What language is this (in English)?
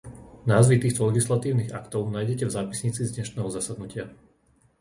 Slovak